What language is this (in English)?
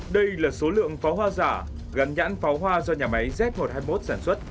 Vietnamese